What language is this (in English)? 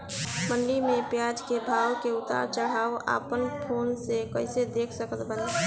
Bhojpuri